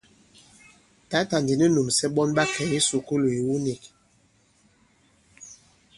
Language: Bankon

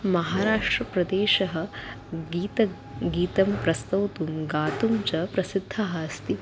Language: Sanskrit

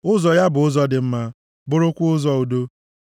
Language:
Igbo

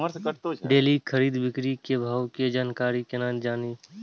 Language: Maithili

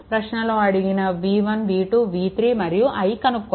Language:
Telugu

